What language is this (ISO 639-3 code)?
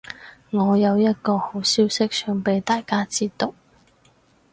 yue